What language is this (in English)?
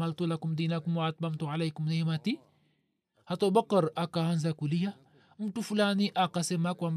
Swahili